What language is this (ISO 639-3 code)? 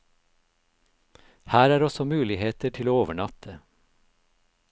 nor